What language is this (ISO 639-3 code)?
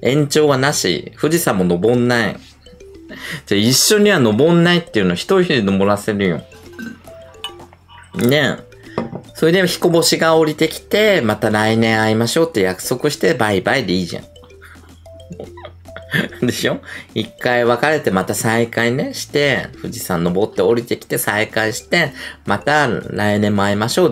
jpn